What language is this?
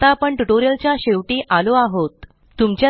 Marathi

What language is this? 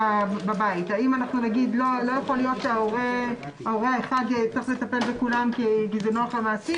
Hebrew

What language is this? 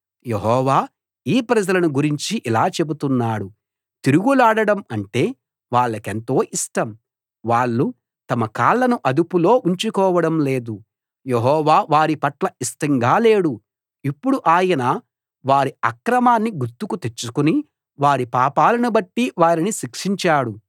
Telugu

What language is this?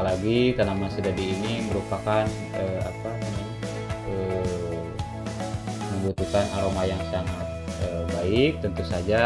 Indonesian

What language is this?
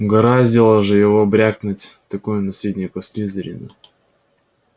Russian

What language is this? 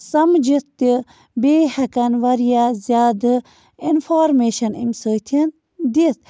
Kashmiri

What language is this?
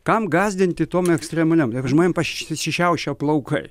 Lithuanian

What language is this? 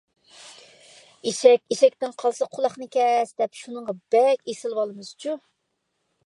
Uyghur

